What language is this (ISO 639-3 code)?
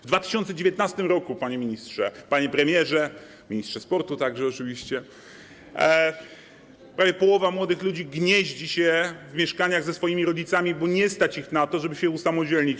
pol